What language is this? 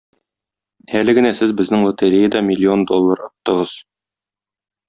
Tatar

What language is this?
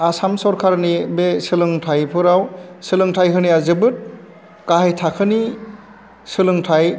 Bodo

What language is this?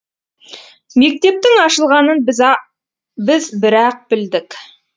Kazakh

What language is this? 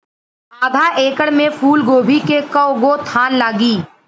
Bhojpuri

